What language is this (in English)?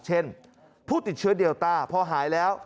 Thai